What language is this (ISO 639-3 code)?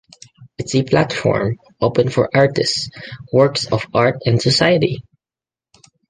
eng